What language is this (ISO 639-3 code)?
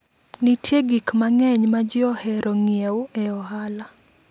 luo